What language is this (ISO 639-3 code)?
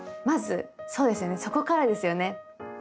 jpn